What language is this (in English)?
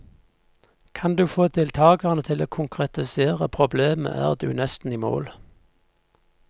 Norwegian